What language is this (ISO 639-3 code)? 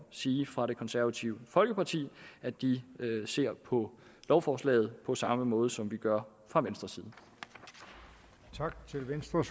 dan